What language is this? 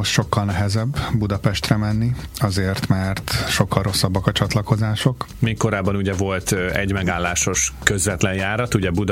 Hungarian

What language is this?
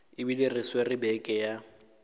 Northern Sotho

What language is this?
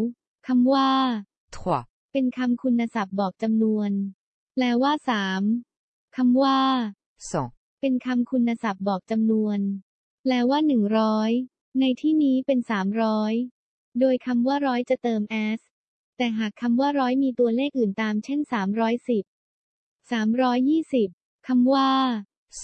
Thai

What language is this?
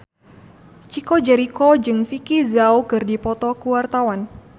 Sundanese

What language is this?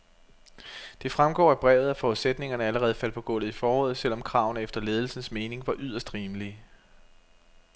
Danish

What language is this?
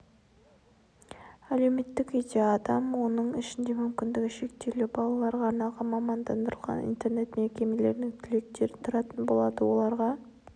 Kazakh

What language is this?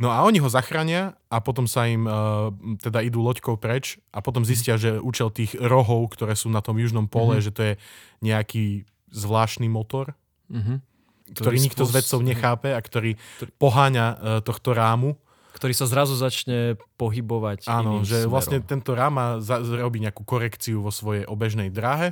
Slovak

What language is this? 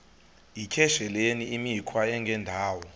Xhosa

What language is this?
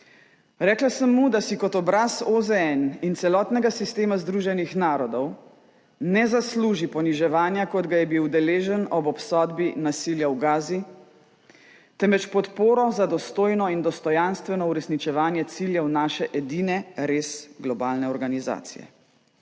Slovenian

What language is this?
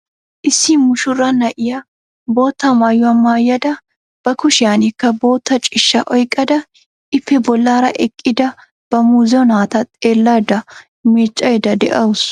Wolaytta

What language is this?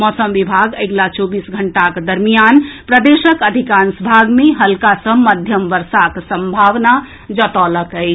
Maithili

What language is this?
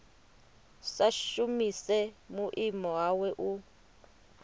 Venda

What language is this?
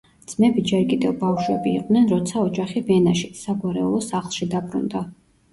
Georgian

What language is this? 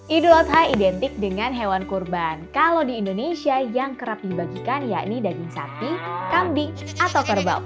Indonesian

